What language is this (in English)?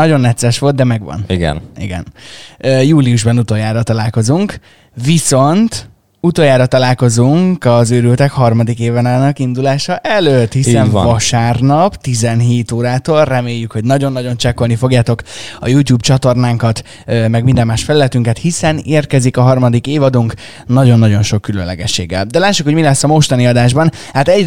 Hungarian